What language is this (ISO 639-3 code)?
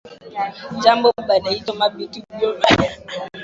swa